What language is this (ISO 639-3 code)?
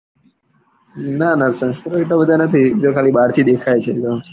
guj